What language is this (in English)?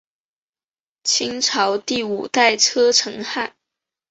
Chinese